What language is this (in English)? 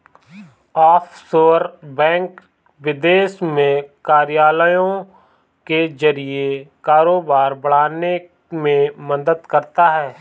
Hindi